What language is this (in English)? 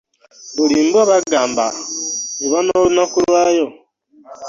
Ganda